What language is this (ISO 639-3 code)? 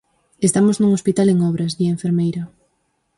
glg